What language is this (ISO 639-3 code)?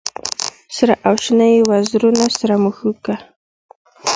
pus